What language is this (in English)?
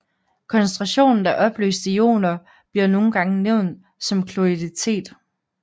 Danish